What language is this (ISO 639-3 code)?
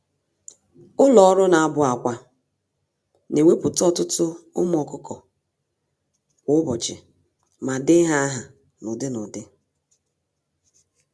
ibo